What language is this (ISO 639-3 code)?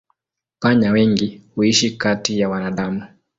swa